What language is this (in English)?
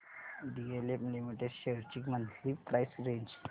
Marathi